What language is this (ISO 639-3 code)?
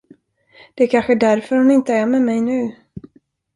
swe